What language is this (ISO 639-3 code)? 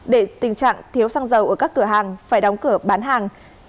vie